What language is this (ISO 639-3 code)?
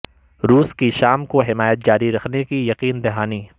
urd